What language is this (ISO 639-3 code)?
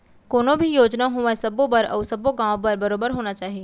hne